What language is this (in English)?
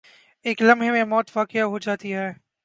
Urdu